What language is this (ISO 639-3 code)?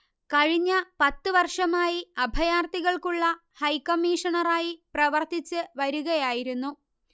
mal